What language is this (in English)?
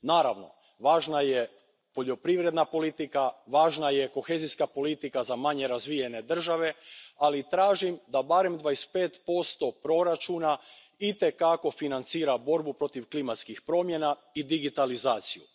Croatian